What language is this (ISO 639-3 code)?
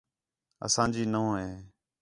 xhe